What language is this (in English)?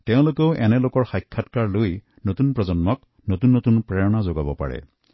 Assamese